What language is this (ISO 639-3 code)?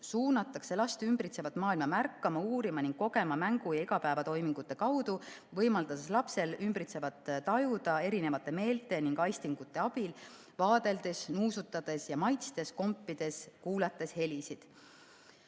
est